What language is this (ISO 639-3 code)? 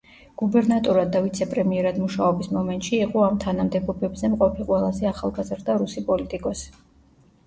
kat